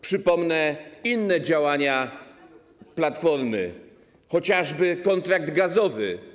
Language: Polish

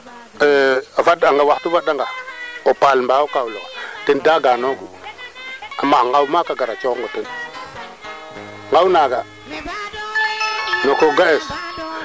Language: Serer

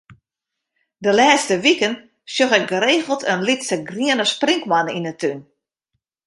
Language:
Western Frisian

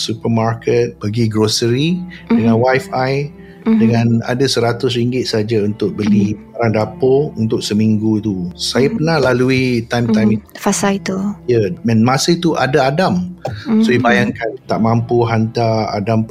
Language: Malay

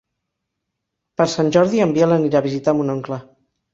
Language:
Catalan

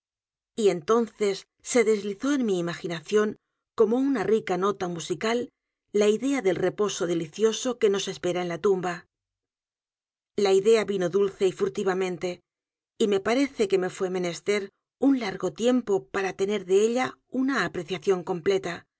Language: Spanish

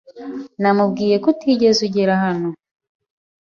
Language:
Kinyarwanda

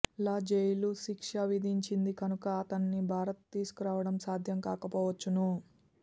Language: Telugu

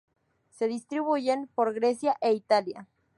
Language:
Spanish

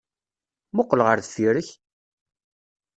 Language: Kabyle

